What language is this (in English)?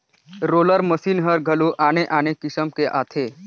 Chhattisgarhi